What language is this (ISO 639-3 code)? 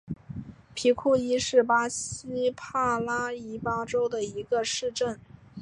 zho